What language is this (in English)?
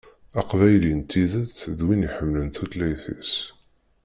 Kabyle